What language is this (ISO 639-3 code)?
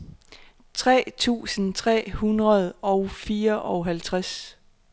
dan